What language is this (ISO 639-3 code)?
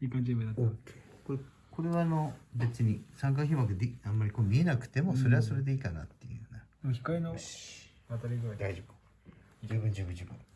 jpn